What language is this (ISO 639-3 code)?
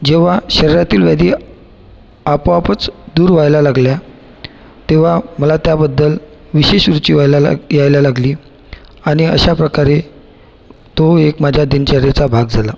mar